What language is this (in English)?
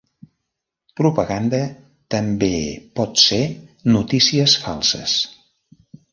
Catalan